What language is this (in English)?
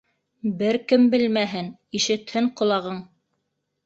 Bashkir